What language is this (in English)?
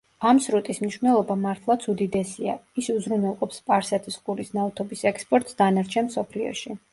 Georgian